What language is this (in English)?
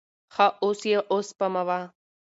Pashto